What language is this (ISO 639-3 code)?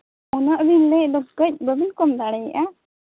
sat